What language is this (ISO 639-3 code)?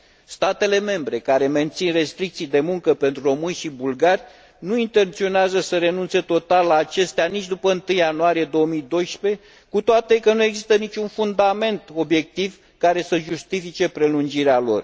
ron